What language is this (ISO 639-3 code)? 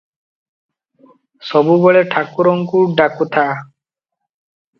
ori